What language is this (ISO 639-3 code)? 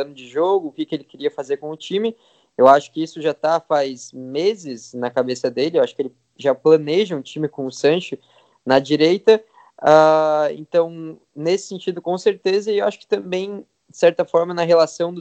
por